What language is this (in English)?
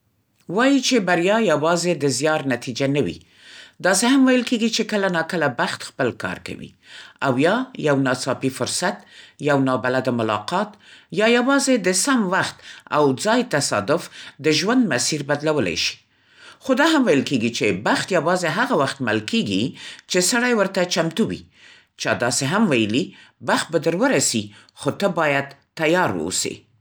Central Pashto